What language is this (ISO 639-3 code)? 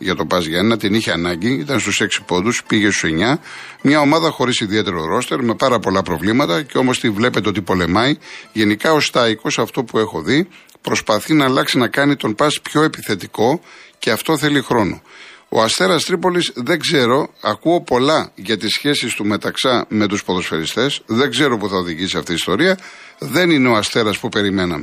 ell